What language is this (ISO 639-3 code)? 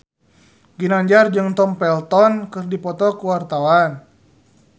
sun